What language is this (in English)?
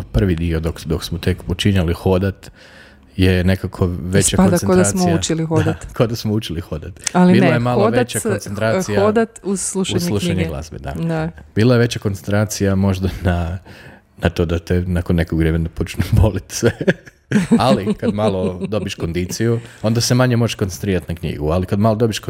Croatian